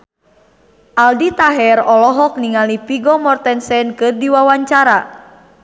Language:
Sundanese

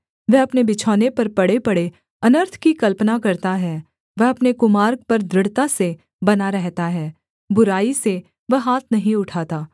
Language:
Hindi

